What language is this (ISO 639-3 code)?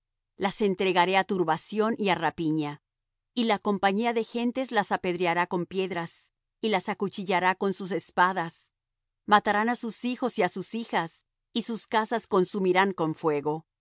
spa